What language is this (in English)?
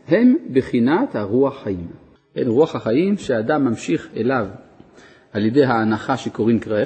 Hebrew